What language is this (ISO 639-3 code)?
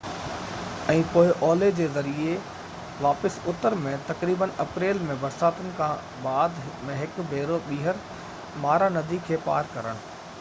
snd